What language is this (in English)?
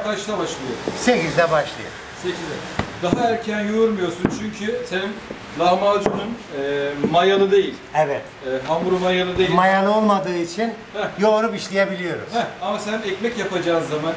Turkish